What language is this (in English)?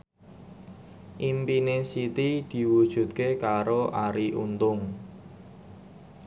Javanese